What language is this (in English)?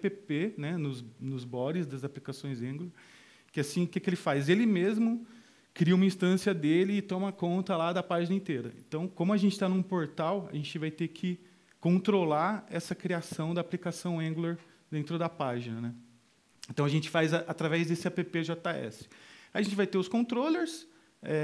Portuguese